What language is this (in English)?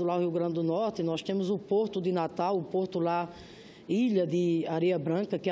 Portuguese